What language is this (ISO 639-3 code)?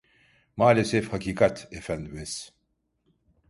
tur